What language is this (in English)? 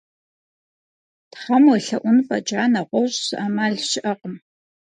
Kabardian